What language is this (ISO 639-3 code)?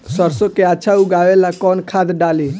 bho